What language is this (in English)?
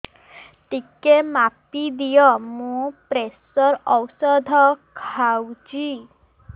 Odia